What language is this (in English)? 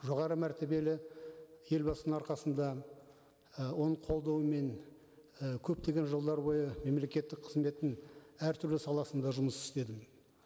Kazakh